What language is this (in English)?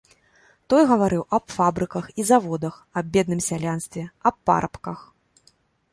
Belarusian